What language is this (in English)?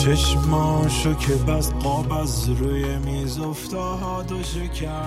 Persian